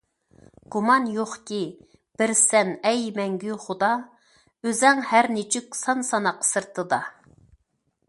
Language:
Uyghur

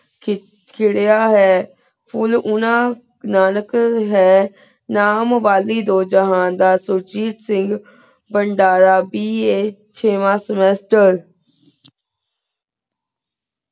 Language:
Punjabi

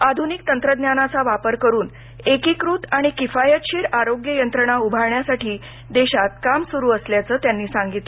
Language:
Marathi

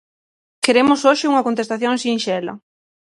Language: Galician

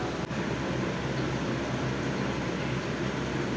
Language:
Bhojpuri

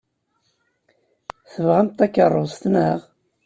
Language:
Kabyle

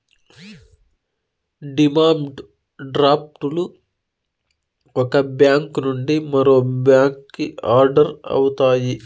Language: Telugu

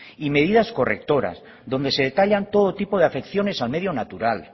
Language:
Spanish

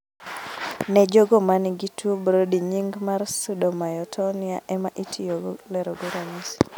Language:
Luo (Kenya and Tanzania)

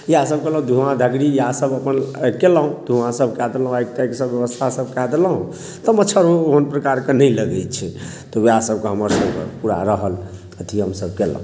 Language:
Maithili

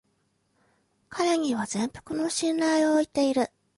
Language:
Japanese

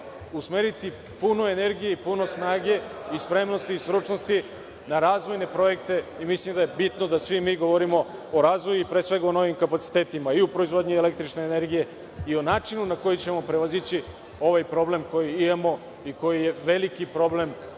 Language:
Serbian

